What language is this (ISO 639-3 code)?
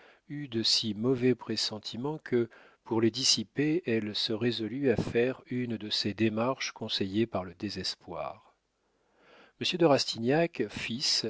fra